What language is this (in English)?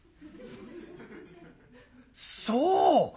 Japanese